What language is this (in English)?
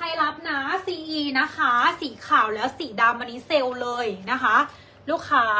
Thai